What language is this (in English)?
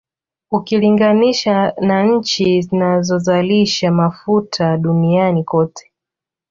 Swahili